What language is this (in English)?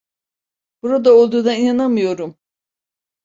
Turkish